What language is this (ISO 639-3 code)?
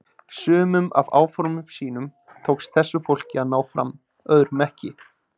isl